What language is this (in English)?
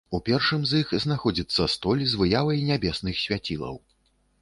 Belarusian